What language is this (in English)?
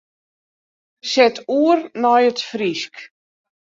Western Frisian